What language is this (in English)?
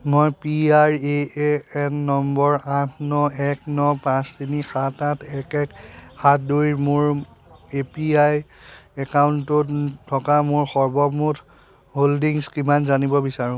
Assamese